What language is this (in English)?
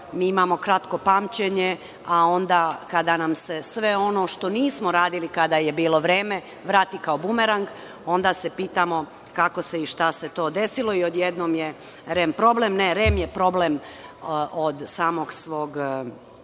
Serbian